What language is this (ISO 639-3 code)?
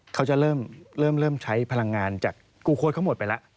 tha